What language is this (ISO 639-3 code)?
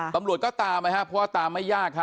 tha